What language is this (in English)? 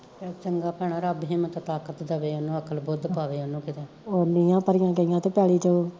Punjabi